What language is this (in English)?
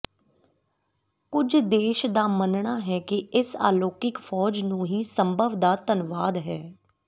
Punjabi